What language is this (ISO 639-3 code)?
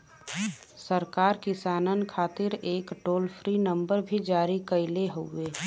bho